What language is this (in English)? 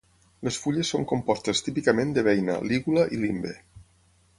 Catalan